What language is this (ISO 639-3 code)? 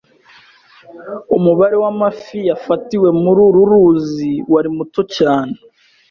kin